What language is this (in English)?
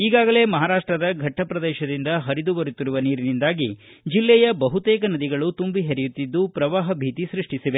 Kannada